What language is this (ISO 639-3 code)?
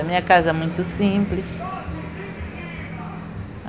por